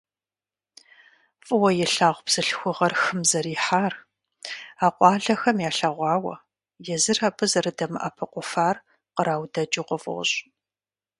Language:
Kabardian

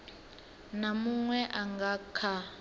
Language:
Venda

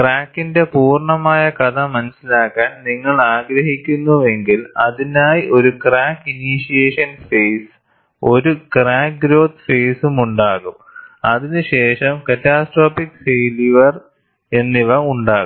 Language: Malayalam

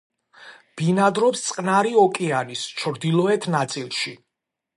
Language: Georgian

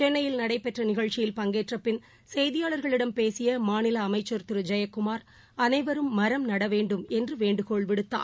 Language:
Tamil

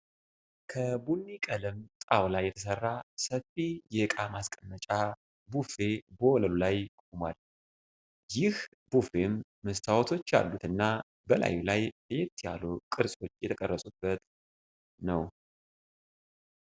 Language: Amharic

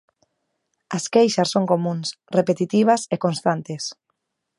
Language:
Galician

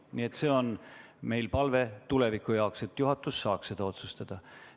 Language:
Estonian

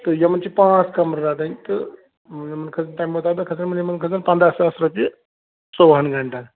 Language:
Kashmiri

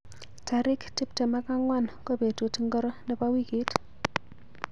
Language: Kalenjin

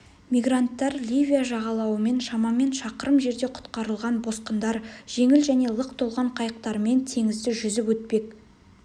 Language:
Kazakh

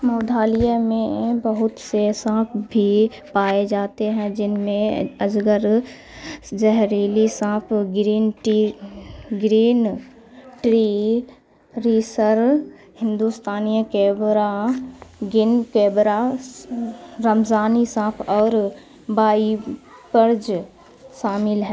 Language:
Urdu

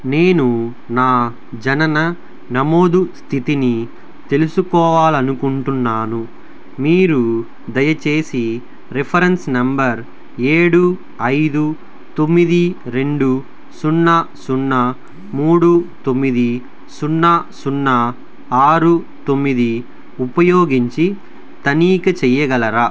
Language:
Telugu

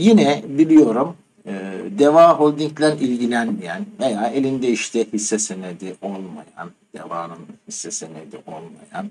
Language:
Turkish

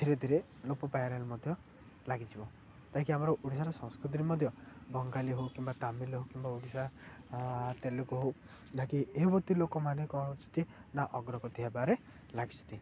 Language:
Odia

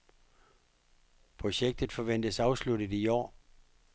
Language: Danish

